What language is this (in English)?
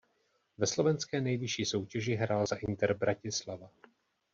Czech